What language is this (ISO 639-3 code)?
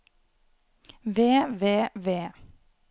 nor